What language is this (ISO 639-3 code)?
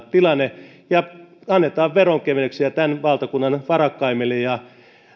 fin